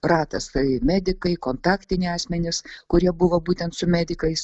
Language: Lithuanian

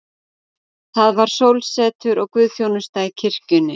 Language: Icelandic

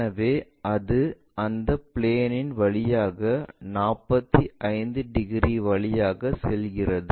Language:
Tamil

